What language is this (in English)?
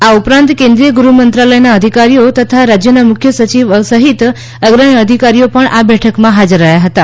Gujarati